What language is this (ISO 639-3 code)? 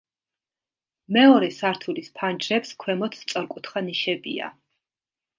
kat